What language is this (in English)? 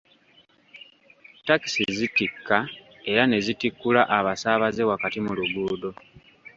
Ganda